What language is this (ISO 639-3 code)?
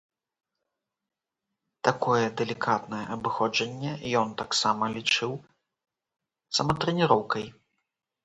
bel